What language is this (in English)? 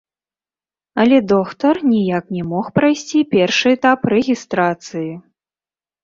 Belarusian